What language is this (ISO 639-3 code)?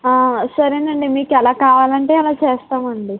tel